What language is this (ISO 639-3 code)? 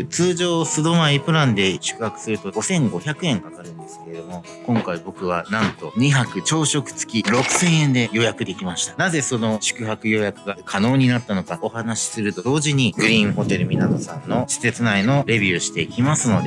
jpn